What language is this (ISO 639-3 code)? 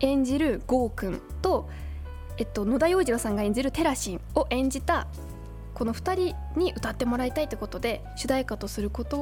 jpn